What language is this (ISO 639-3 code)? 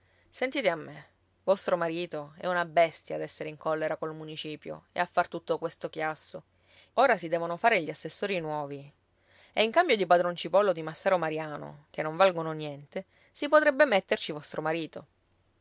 ita